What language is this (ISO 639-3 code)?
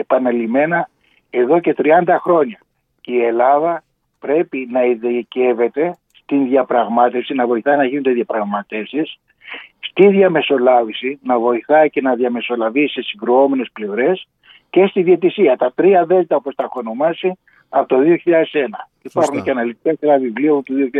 ell